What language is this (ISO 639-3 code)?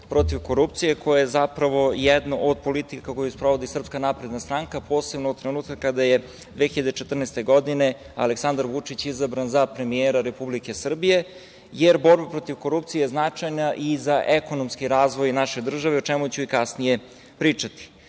srp